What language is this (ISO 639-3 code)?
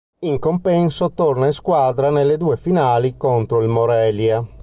ita